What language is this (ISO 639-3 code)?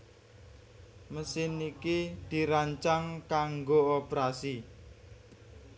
jav